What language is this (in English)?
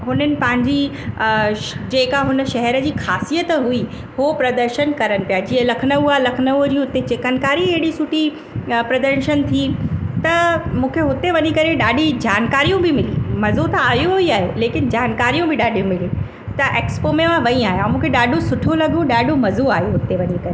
Sindhi